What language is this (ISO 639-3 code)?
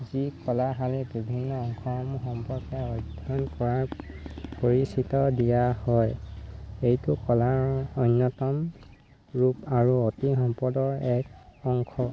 asm